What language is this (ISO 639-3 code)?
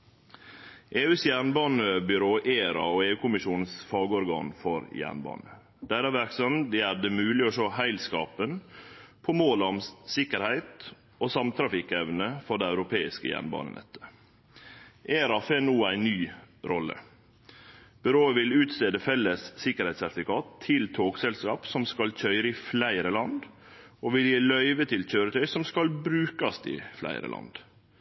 nno